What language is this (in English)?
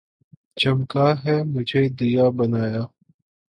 Urdu